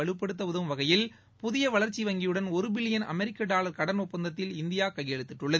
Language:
Tamil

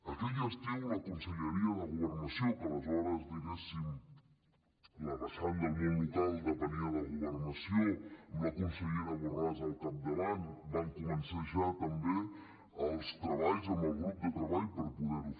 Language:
Catalan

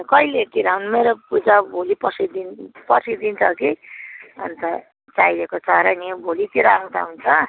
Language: Nepali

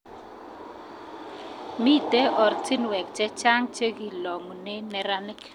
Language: Kalenjin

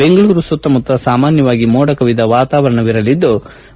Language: Kannada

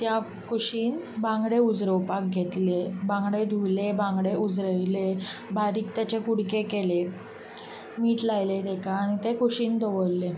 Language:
Konkani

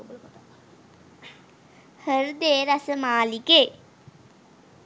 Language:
Sinhala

